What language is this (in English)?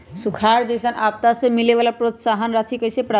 Magahi